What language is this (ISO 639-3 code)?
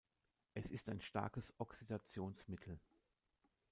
deu